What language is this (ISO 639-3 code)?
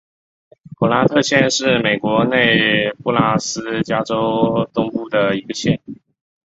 zho